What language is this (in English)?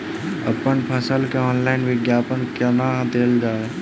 Maithili